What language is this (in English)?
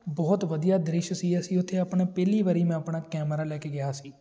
Punjabi